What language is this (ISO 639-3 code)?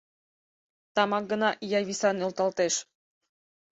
chm